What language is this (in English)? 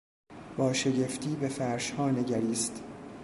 Persian